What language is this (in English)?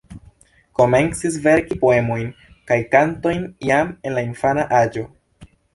Esperanto